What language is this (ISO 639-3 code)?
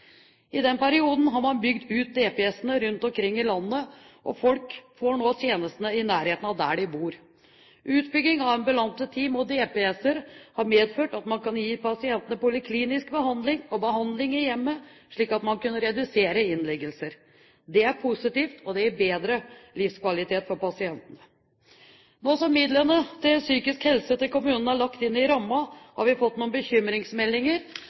nob